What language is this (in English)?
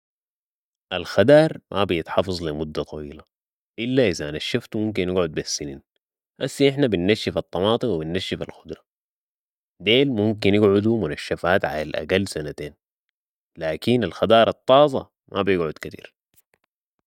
Sudanese Arabic